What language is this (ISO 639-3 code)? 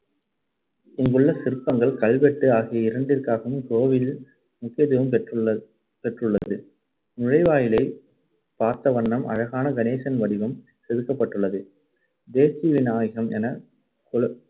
tam